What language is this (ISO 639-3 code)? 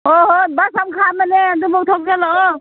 mni